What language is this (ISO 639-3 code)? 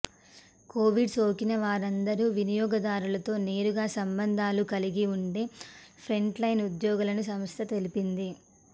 tel